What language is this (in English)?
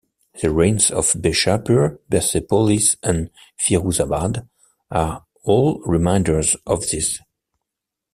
English